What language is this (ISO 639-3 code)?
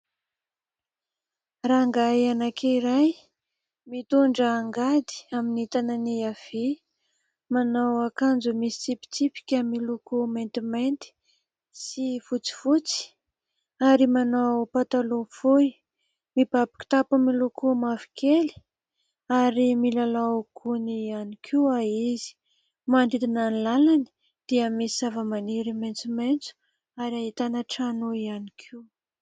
mlg